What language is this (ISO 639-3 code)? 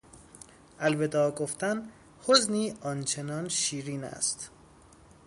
fas